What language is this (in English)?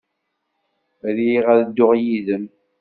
Kabyle